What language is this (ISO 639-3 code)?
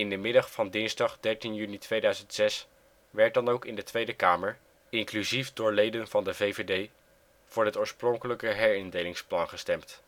nld